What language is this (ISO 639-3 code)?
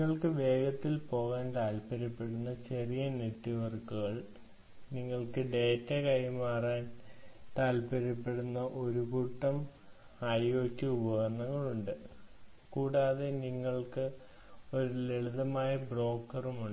mal